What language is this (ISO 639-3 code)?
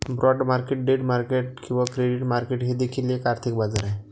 mar